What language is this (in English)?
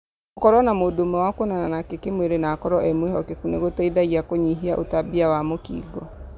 Kikuyu